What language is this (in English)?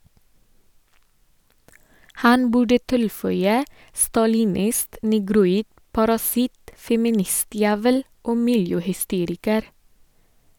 Norwegian